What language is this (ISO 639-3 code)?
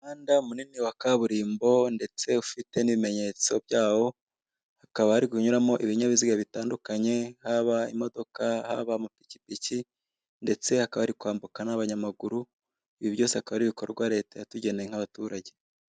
kin